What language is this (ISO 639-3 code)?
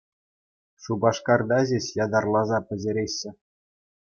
chv